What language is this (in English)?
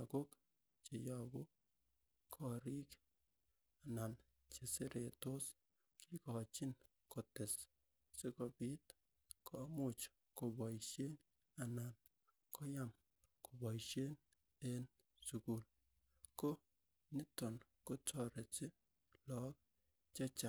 Kalenjin